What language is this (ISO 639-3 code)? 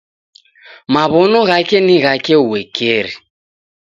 dav